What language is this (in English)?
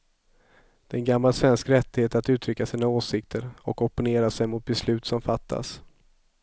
Swedish